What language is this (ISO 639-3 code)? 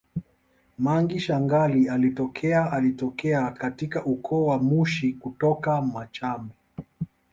swa